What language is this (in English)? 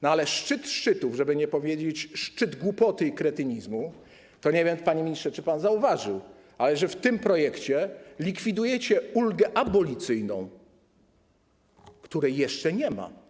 Polish